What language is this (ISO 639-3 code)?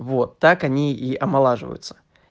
rus